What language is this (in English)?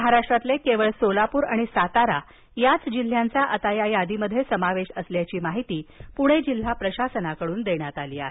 Marathi